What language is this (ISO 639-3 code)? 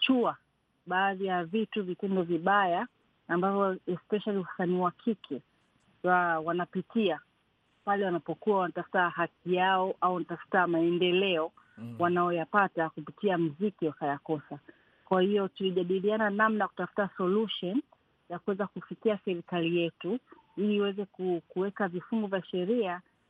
swa